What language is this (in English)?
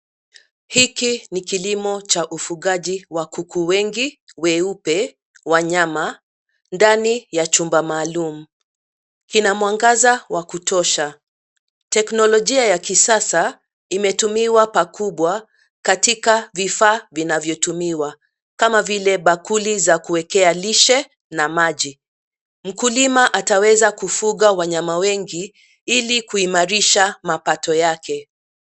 Swahili